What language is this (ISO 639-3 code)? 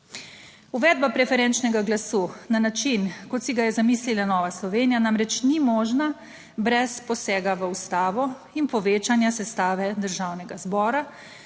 slv